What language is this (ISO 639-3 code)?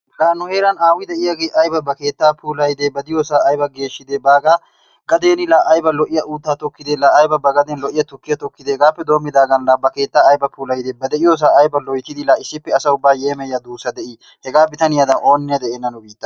wal